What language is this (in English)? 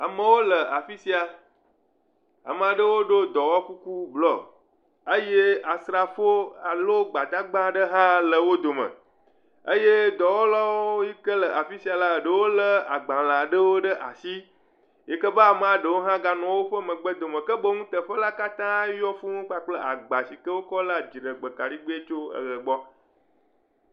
Ewe